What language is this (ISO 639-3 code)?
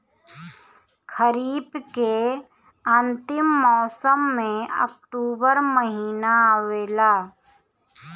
bho